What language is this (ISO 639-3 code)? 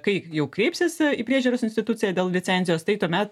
lit